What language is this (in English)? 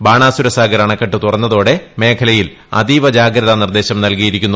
Malayalam